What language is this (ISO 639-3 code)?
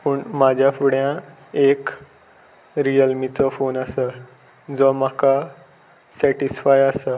kok